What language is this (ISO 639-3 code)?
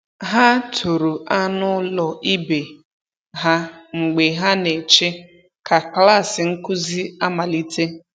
ibo